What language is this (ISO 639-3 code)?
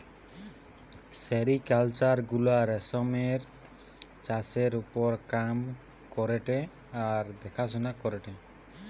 ben